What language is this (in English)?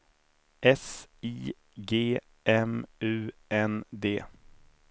Swedish